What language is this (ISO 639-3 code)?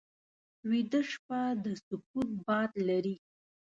pus